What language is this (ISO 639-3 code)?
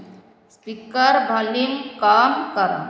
ori